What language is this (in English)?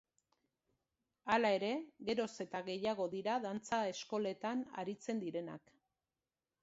Basque